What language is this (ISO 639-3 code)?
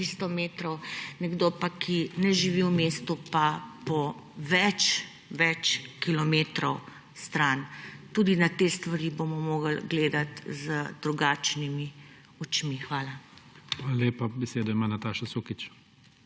slv